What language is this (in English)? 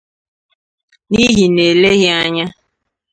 Igbo